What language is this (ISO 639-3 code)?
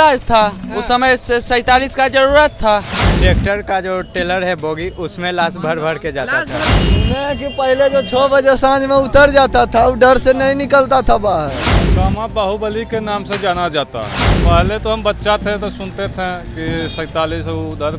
hin